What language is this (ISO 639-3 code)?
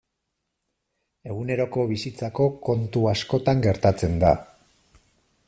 eus